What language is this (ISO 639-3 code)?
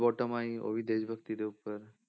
pan